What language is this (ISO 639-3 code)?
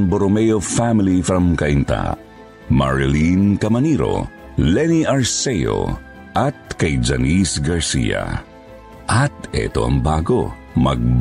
fil